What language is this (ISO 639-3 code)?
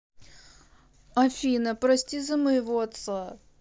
rus